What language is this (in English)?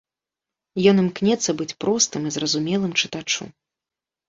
Belarusian